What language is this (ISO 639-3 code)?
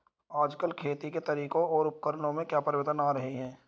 hin